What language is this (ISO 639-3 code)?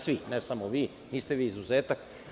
srp